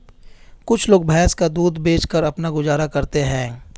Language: Hindi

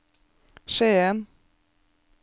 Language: Norwegian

